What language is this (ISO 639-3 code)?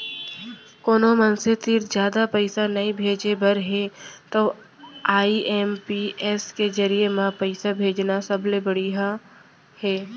hne